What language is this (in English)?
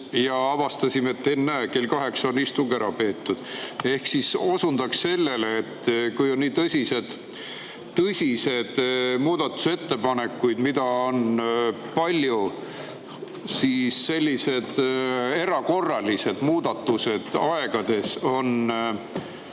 Estonian